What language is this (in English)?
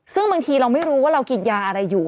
Thai